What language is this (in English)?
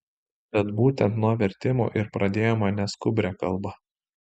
Lithuanian